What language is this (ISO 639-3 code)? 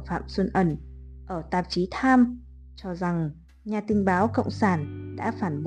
vie